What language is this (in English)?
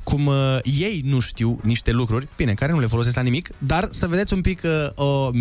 Romanian